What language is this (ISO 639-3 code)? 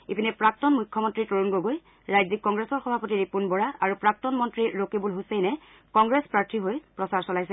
asm